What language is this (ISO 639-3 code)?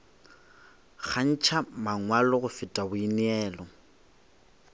nso